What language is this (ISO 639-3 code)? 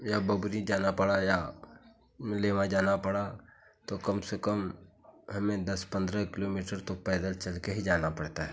hin